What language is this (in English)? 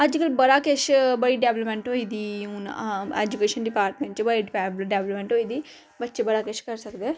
Dogri